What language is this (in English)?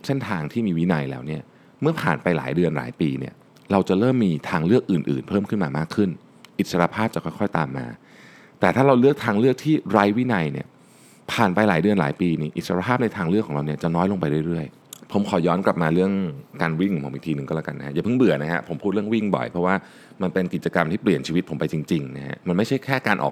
Thai